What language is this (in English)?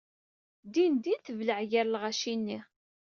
Kabyle